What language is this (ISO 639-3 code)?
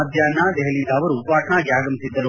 kan